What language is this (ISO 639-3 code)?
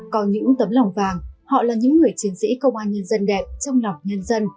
vie